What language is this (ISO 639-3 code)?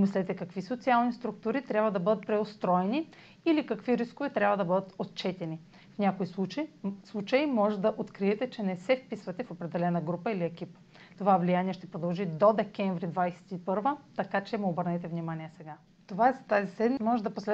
bul